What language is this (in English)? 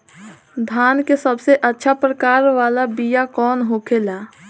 Bhojpuri